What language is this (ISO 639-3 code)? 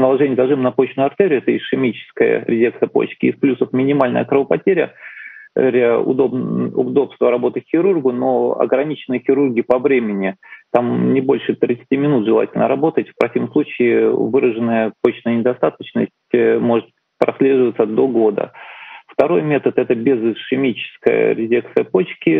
rus